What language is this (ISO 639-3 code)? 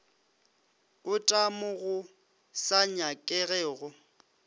nso